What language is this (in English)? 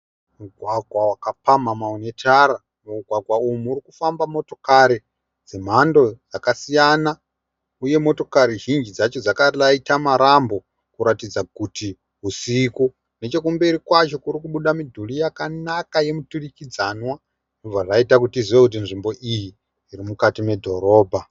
Shona